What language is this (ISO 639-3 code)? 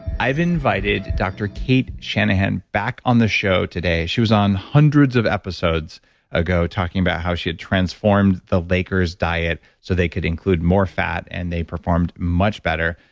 eng